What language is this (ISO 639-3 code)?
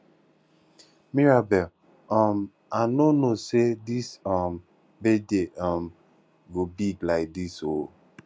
pcm